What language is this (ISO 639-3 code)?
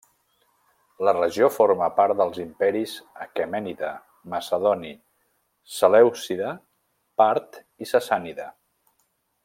cat